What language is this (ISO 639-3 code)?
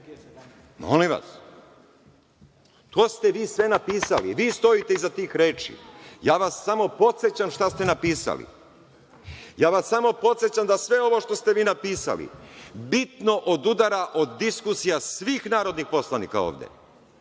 srp